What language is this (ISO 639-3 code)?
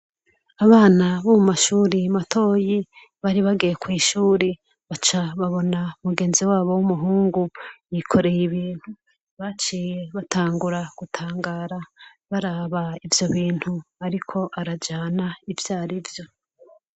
run